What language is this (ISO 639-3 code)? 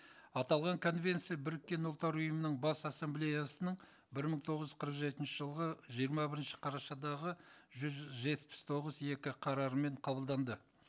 kaz